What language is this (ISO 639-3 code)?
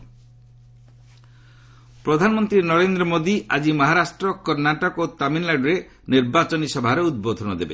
ori